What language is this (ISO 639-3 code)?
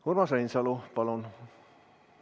est